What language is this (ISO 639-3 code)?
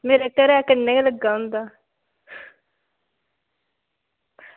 doi